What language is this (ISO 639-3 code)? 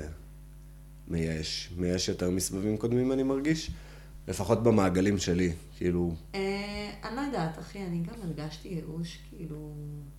heb